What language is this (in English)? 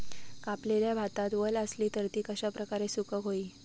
Marathi